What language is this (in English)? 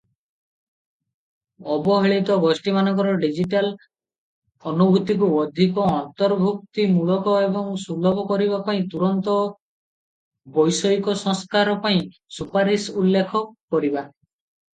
Odia